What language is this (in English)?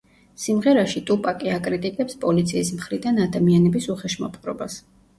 Georgian